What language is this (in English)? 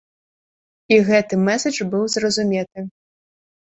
Belarusian